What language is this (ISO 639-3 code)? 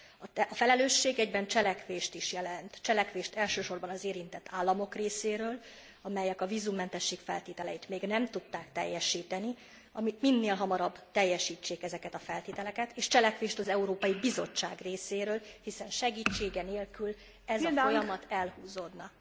hun